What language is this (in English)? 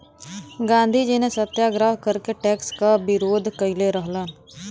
Bhojpuri